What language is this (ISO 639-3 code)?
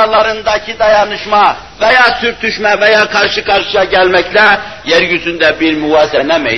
tur